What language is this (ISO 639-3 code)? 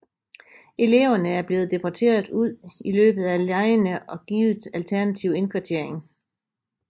dan